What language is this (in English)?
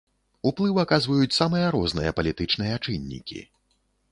Belarusian